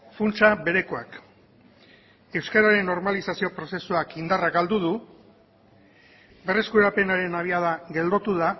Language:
Basque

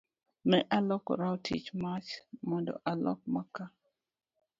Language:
Luo (Kenya and Tanzania)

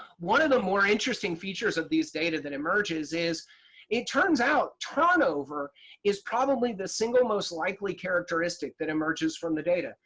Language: English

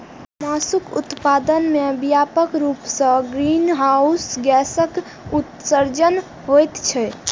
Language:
Maithili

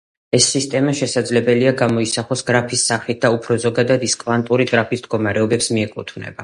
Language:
Georgian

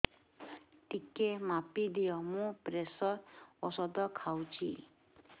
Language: Odia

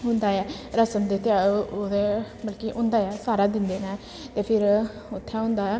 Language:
Dogri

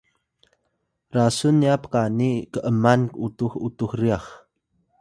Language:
Atayal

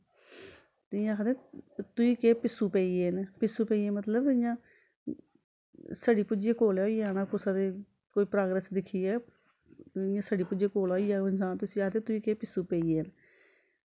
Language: Dogri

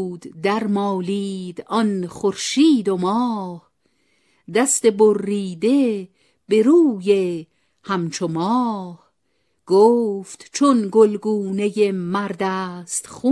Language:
Persian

